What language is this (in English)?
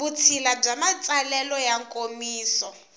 Tsonga